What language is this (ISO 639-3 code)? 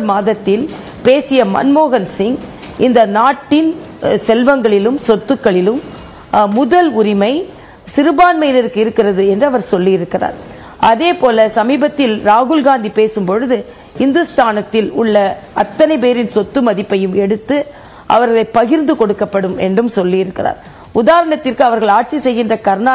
tam